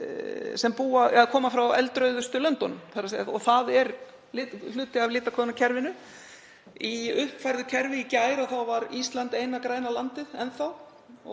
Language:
Icelandic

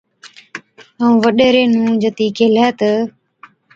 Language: Od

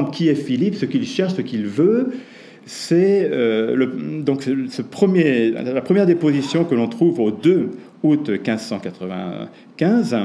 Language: French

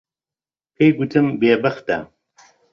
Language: Central Kurdish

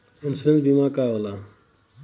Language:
Bhojpuri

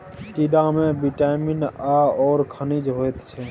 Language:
Maithili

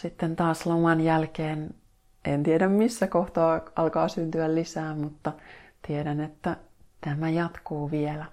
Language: Finnish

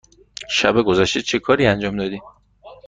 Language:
Persian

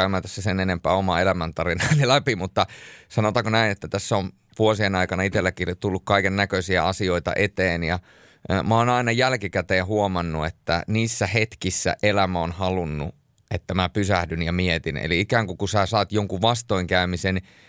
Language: Finnish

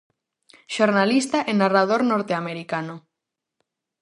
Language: Galician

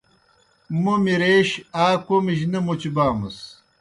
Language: Kohistani Shina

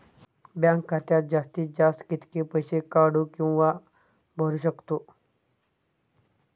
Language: Marathi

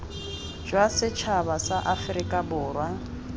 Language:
Tswana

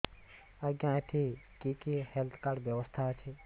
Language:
Odia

